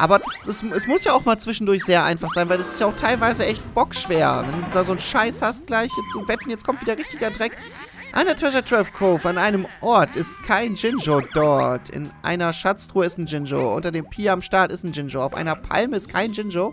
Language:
German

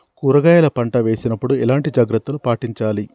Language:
Telugu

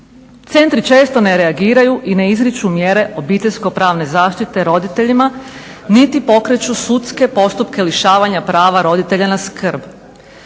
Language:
Croatian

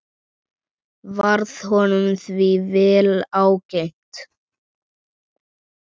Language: Icelandic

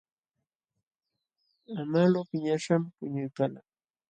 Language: Jauja Wanca Quechua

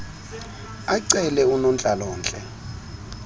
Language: Xhosa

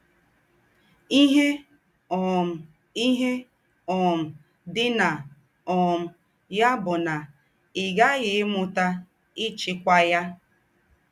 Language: Igbo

